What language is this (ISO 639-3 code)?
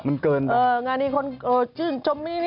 tha